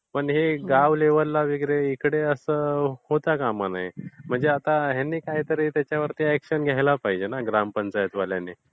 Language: Marathi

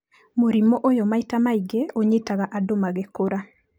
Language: Kikuyu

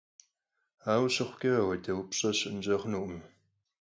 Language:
Kabardian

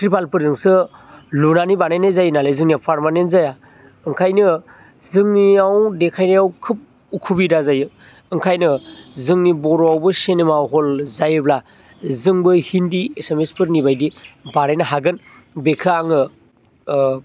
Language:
Bodo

